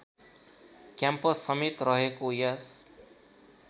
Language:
Nepali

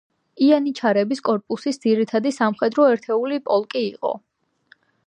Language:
Georgian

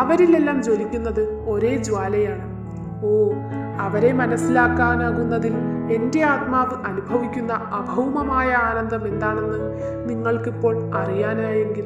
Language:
Malayalam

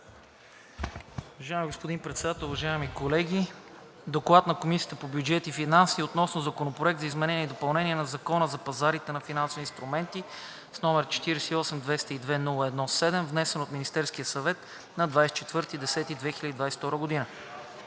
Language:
Bulgarian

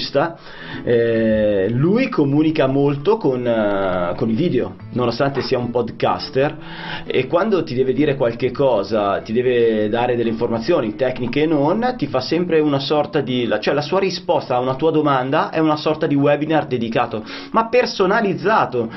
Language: Italian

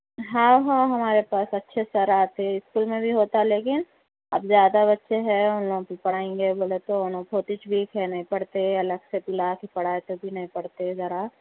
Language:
Urdu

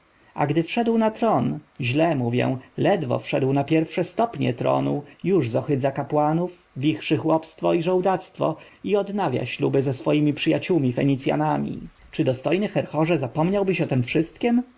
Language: Polish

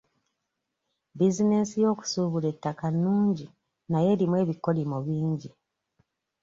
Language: Ganda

